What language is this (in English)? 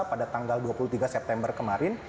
Indonesian